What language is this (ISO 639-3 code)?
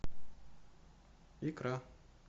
rus